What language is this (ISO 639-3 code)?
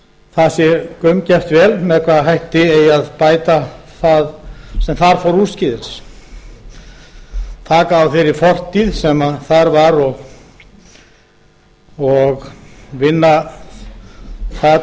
isl